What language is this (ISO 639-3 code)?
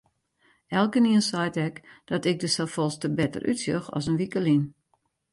fry